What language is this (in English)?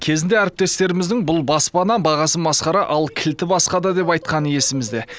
Kazakh